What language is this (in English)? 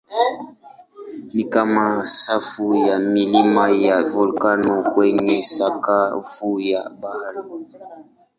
Swahili